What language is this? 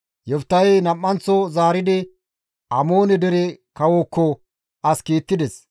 Gamo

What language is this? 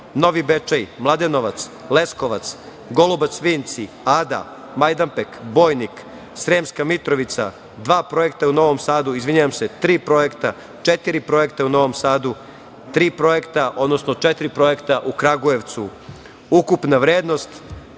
Serbian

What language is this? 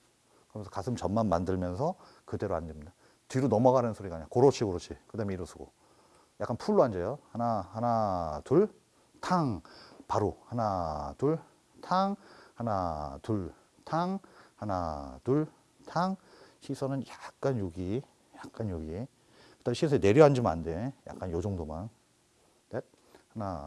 Korean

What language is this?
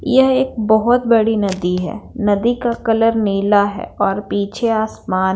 Hindi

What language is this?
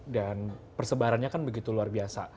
Indonesian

